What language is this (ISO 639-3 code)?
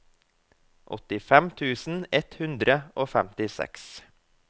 nor